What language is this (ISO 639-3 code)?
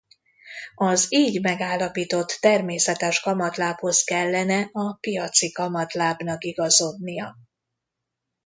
hun